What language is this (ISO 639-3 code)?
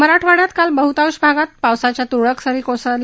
mar